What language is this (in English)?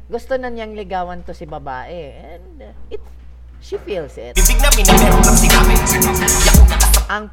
Filipino